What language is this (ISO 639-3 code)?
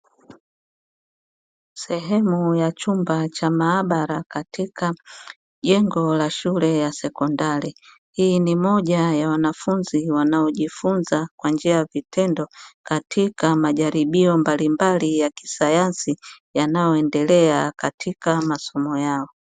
swa